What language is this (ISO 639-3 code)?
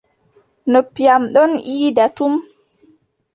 fub